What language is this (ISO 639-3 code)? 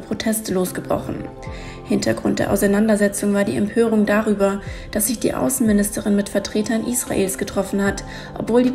deu